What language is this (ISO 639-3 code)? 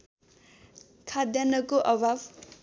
nep